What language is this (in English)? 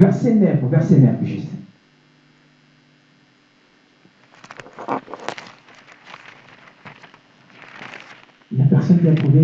French